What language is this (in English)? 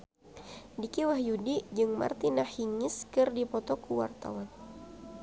Sundanese